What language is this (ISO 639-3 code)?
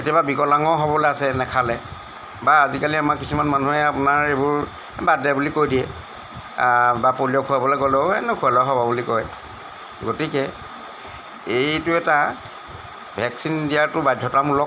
asm